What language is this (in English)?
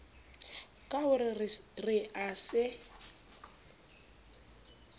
Southern Sotho